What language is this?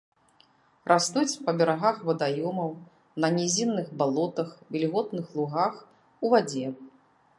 Belarusian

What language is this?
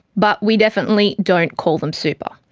English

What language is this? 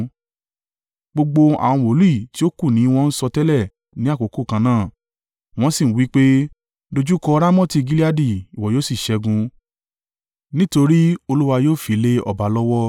Yoruba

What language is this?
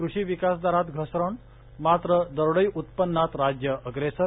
Marathi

